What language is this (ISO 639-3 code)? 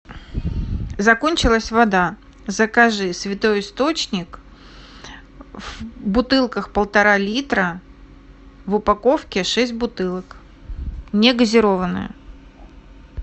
rus